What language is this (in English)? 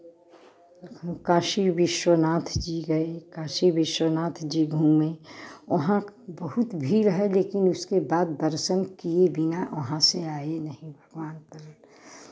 Hindi